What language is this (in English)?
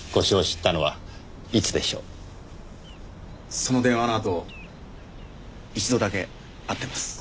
Japanese